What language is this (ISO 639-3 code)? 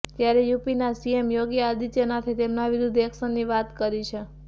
guj